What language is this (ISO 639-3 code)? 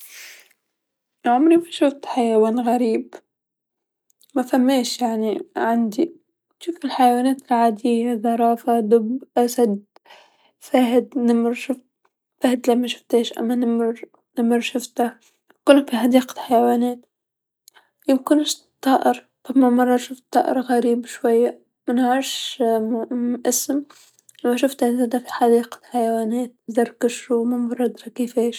aeb